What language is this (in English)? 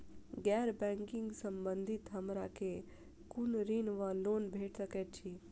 Maithili